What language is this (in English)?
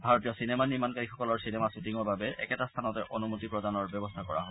Assamese